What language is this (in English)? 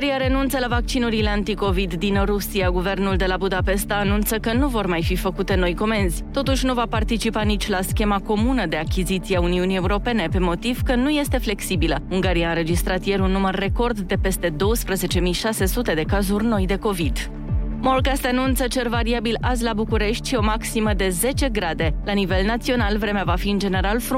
Romanian